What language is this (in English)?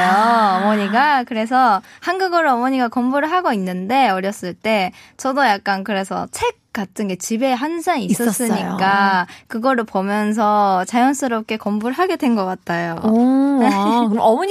Korean